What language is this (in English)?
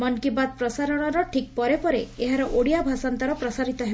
Odia